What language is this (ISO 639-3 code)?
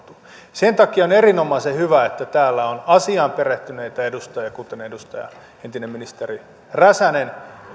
fin